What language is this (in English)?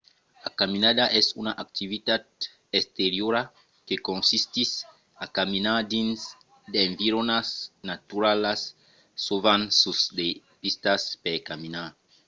Occitan